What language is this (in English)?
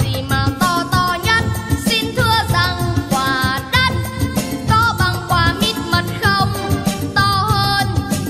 Vietnamese